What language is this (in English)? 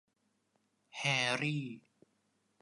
Thai